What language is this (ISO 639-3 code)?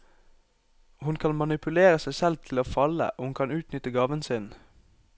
nor